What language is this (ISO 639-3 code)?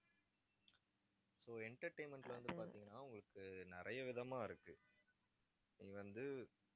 tam